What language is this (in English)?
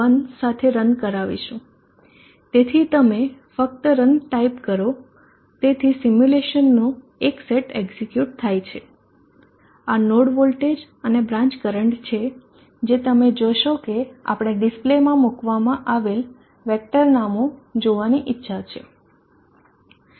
Gujarati